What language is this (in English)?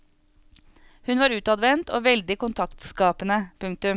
Norwegian